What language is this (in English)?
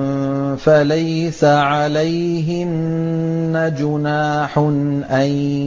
Arabic